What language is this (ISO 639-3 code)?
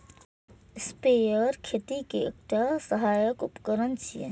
mai